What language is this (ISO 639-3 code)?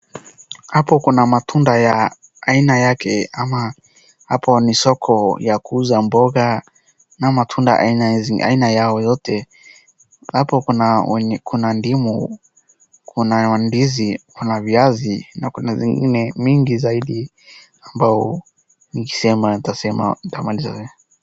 swa